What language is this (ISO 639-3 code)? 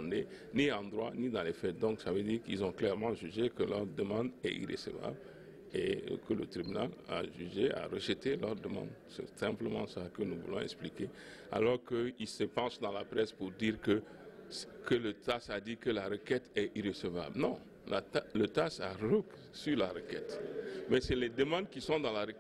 fra